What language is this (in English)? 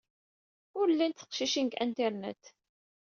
Kabyle